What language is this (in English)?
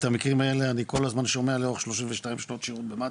Hebrew